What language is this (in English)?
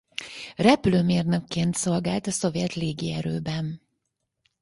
Hungarian